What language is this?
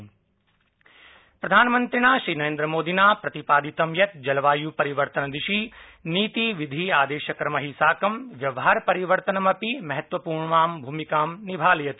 Sanskrit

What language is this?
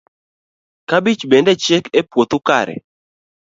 Luo (Kenya and Tanzania)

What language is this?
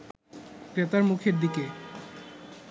Bangla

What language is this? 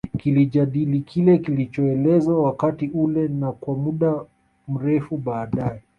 Swahili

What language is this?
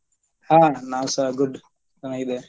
Kannada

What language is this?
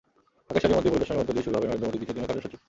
Bangla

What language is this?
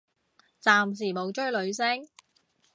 Cantonese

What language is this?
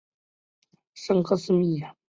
Chinese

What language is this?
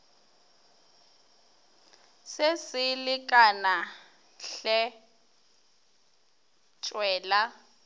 Northern Sotho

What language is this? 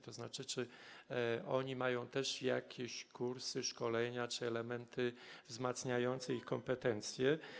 Polish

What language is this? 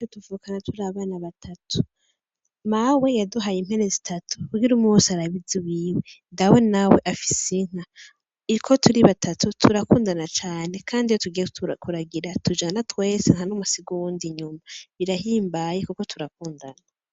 Rundi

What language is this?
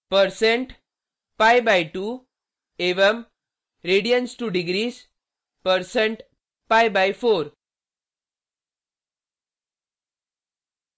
Hindi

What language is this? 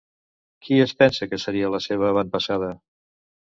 Catalan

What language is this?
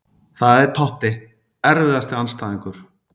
Icelandic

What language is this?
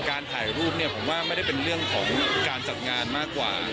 Thai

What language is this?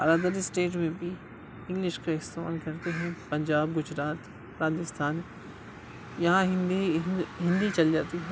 Urdu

